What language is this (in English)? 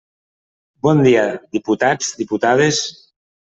Catalan